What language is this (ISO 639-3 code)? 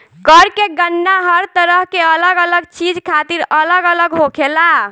bho